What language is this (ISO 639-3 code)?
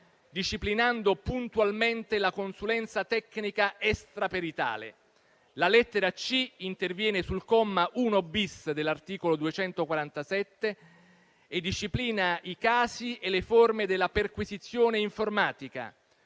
ita